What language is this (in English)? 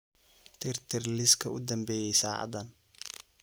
Somali